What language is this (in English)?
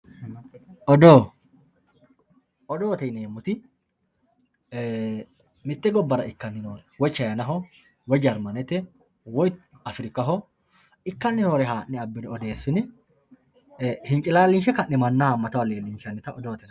Sidamo